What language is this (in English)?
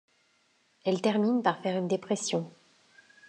French